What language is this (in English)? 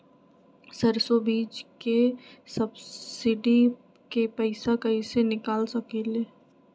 Magahi